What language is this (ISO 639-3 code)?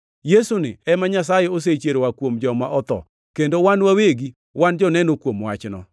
luo